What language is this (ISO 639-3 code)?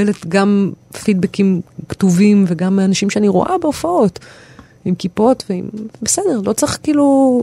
heb